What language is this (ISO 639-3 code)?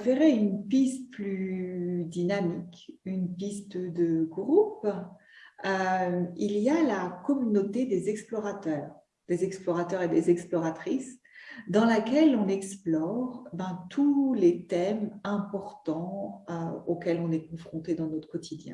fra